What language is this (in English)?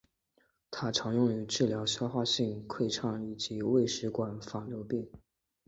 Chinese